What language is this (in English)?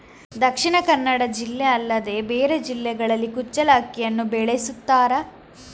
Kannada